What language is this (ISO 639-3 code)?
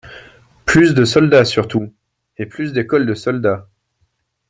fra